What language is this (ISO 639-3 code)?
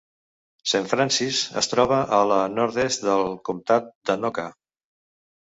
cat